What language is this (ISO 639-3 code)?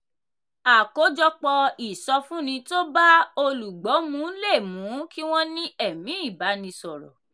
yor